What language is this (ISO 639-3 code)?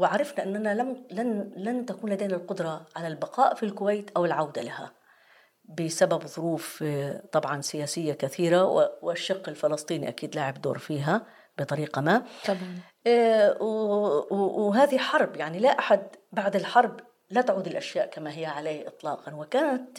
ara